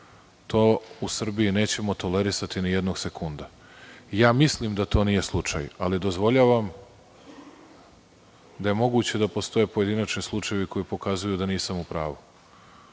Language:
Serbian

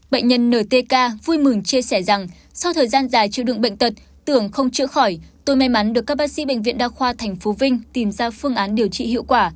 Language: Vietnamese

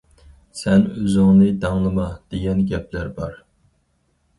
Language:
Uyghur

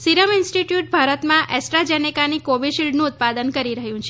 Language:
Gujarati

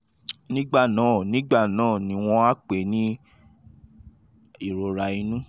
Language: Yoruba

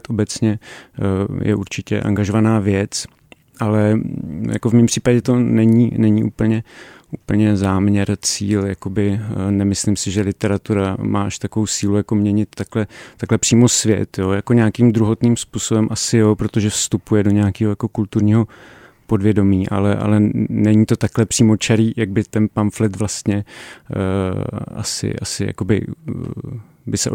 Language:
Czech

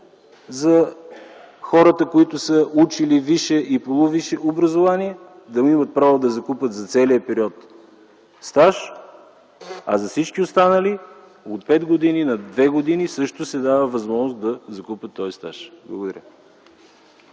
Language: Bulgarian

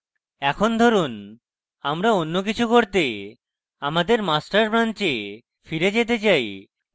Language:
Bangla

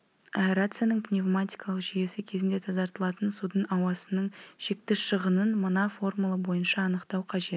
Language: Kazakh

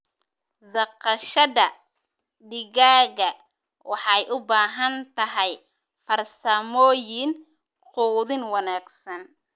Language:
Somali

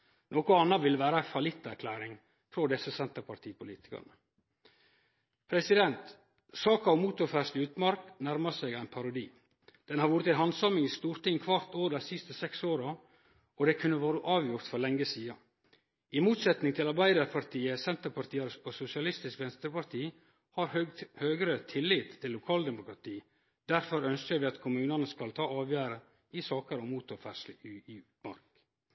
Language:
Norwegian Nynorsk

